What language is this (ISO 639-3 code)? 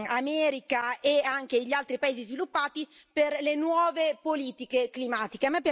ita